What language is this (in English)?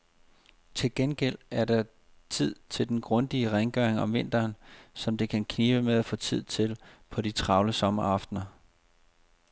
Danish